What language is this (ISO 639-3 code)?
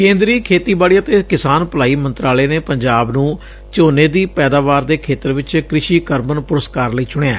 pan